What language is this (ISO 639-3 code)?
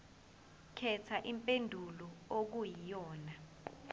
zul